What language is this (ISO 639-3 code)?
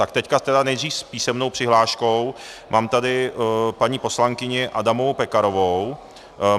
ces